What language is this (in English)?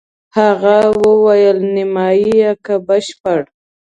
Pashto